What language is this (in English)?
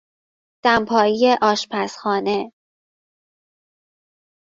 Persian